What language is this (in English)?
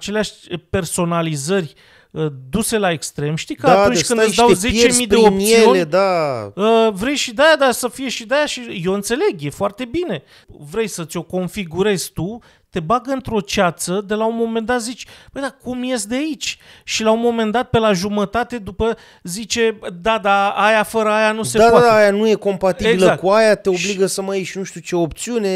Romanian